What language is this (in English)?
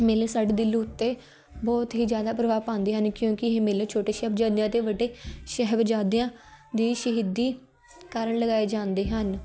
Punjabi